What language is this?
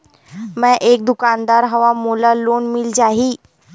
Chhattisgarhi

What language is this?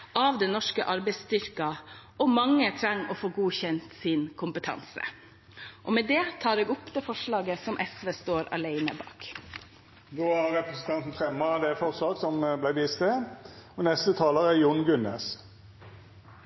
Norwegian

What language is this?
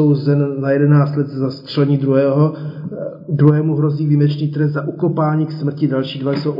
Czech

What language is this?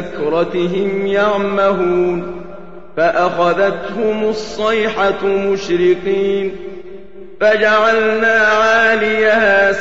Arabic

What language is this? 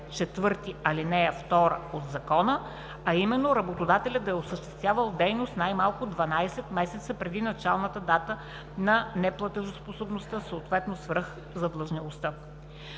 Bulgarian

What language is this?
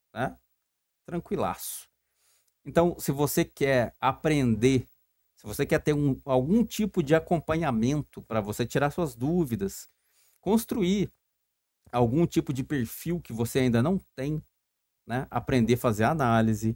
Portuguese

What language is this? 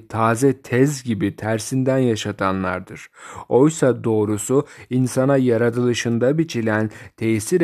Turkish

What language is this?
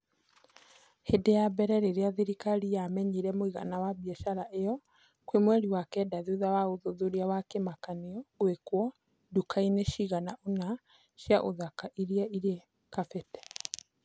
Kikuyu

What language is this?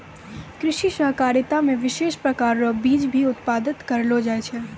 Maithili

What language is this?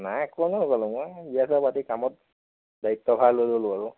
Assamese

